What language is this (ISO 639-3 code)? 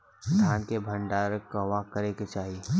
bho